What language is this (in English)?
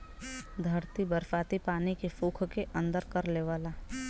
Bhojpuri